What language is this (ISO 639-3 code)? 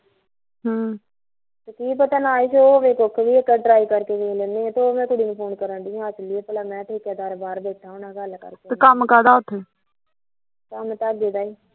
pan